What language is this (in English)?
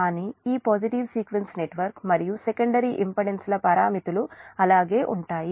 Telugu